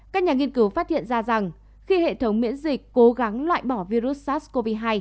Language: Vietnamese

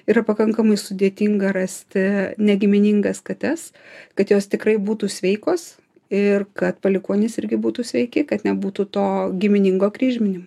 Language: Lithuanian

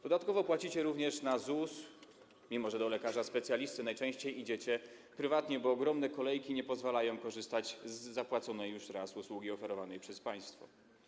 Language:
Polish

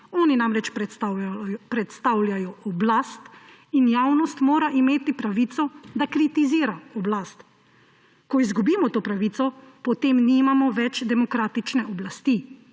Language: Slovenian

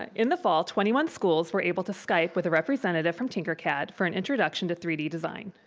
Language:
English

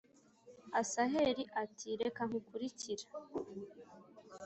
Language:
Kinyarwanda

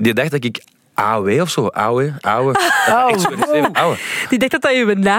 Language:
Dutch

